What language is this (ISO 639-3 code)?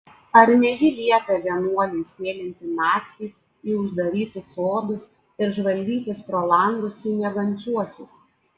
lit